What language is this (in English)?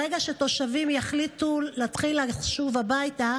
Hebrew